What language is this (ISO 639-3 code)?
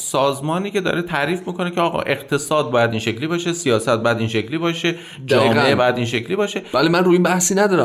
fas